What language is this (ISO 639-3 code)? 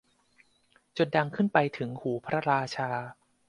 tha